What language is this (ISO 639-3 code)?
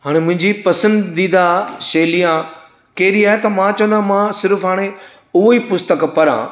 snd